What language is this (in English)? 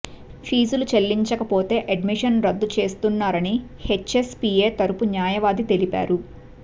Telugu